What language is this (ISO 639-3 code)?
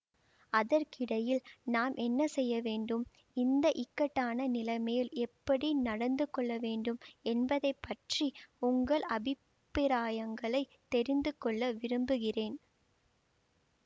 tam